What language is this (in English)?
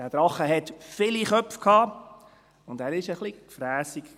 Swiss German